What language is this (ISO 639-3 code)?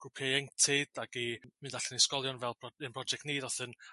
cym